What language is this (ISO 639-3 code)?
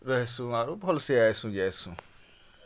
ori